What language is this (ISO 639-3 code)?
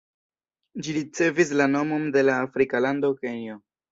epo